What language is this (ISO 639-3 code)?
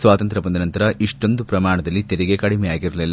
kan